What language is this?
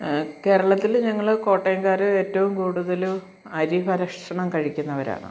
Malayalam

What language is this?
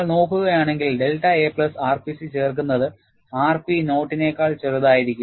Malayalam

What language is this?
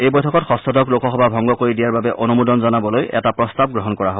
Assamese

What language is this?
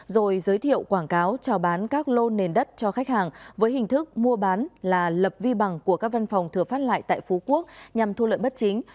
Vietnamese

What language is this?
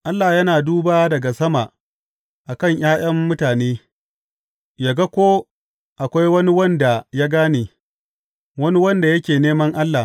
Hausa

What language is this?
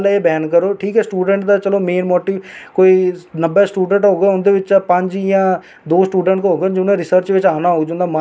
Dogri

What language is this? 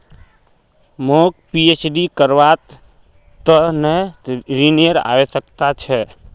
Magahi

